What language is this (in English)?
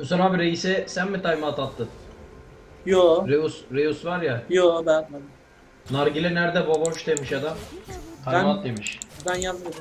Turkish